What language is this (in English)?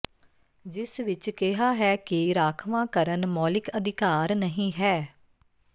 Punjabi